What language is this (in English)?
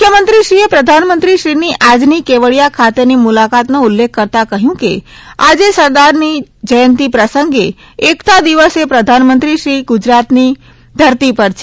Gujarati